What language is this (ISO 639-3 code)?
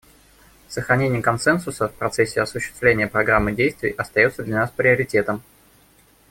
rus